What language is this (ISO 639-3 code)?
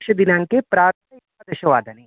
san